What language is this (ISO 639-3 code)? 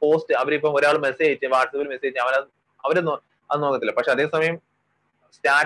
mal